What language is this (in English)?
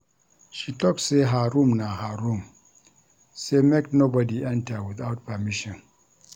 Nigerian Pidgin